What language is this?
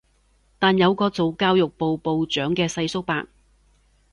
Cantonese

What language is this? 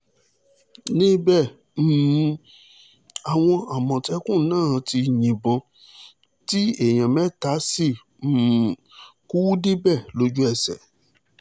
Yoruba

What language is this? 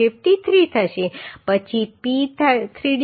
Gujarati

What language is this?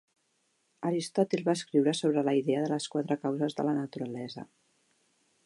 Catalan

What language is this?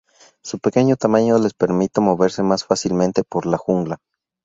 Spanish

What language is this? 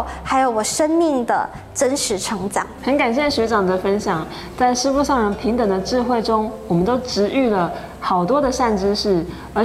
Chinese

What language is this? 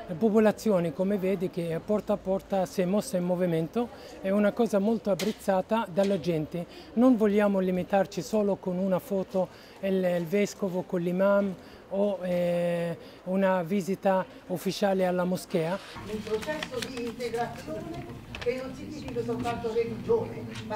Italian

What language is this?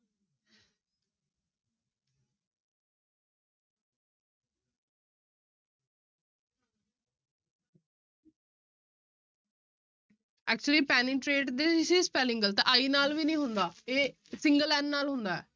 Punjabi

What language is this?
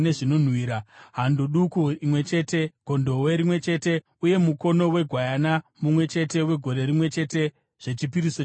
Shona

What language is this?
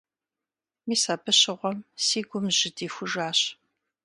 Kabardian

